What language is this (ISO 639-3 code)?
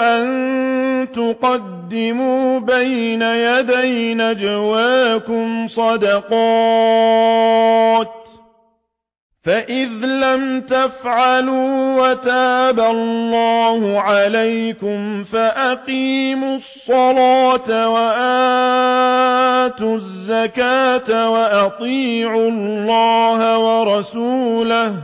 ara